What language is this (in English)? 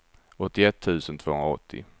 Swedish